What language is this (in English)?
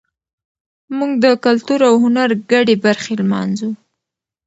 Pashto